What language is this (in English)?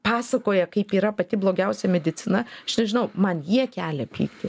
Lithuanian